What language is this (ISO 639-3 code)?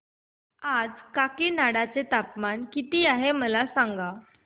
mar